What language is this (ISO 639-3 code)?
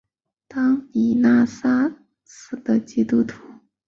zho